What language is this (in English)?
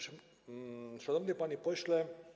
Polish